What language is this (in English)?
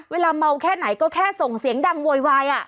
Thai